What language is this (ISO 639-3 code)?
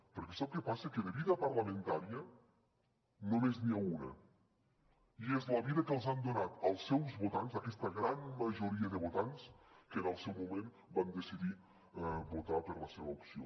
cat